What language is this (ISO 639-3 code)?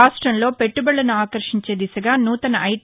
tel